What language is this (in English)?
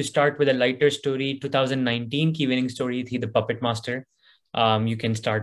Urdu